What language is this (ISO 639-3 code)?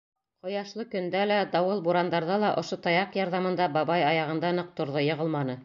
bak